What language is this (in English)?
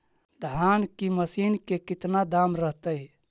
Magahi